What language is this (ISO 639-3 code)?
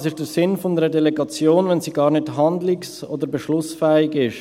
gsw